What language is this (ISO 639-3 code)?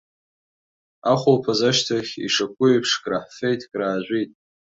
abk